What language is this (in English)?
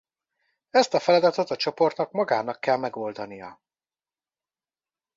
Hungarian